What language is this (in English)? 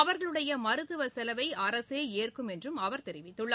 Tamil